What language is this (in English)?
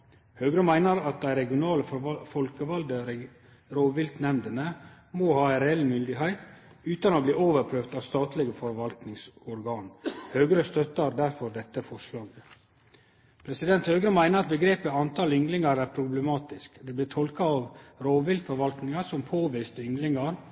Norwegian Nynorsk